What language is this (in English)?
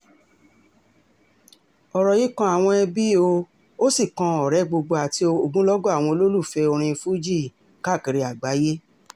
Yoruba